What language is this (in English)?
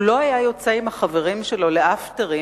Hebrew